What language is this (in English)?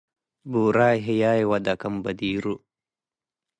Tigre